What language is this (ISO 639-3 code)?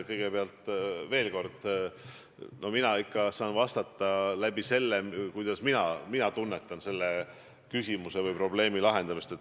est